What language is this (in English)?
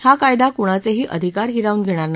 Marathi